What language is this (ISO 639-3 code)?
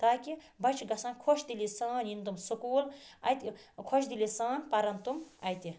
kas